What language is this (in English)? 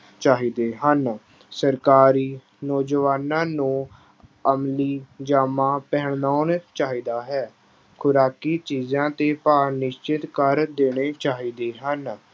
Punjabi